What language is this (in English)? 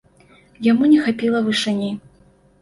Belarusian